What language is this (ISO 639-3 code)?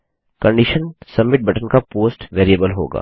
hin